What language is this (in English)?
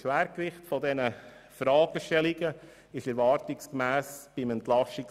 Swiss German